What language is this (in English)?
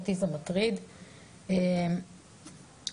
Hebrew